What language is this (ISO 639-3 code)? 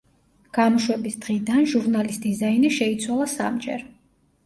kat